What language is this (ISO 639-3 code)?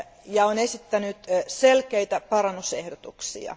fin